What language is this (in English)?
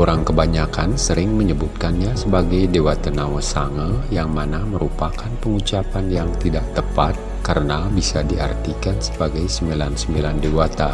Indonesian